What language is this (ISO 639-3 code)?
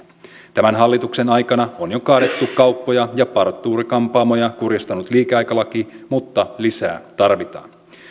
fin